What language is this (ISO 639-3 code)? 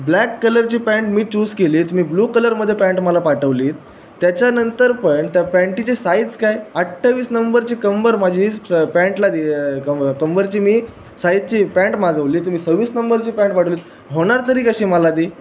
mar